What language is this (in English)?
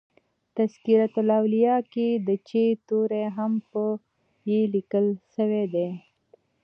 Pashto